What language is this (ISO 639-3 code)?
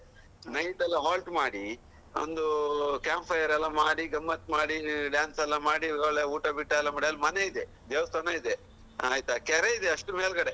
kan